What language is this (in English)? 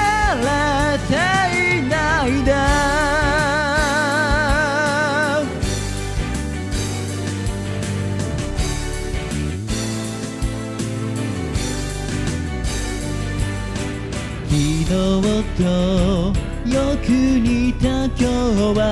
Japanese